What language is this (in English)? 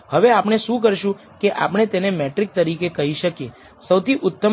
Gujarati